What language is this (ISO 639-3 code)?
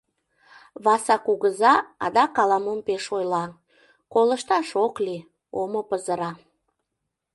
chm